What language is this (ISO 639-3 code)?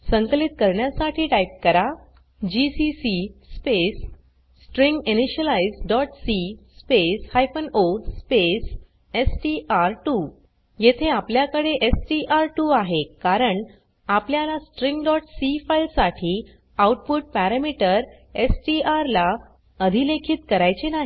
mar